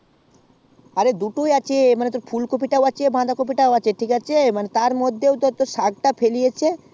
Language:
Bangla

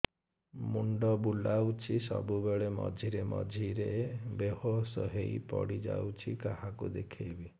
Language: Odia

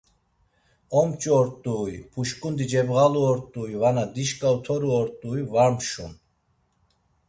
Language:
Laz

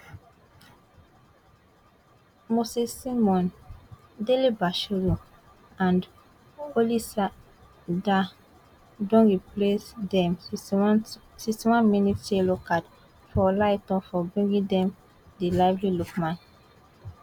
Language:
Nigerian Pidgin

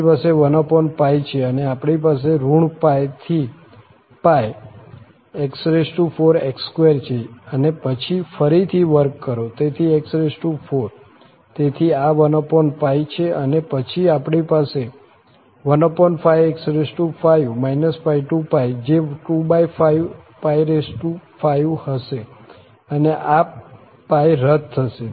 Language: Gujarati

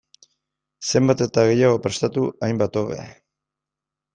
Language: Basque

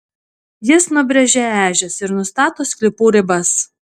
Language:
Lithuanian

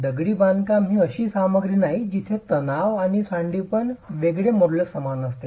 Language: Marathi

